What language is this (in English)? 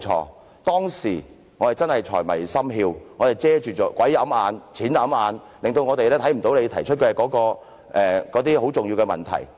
Cantonese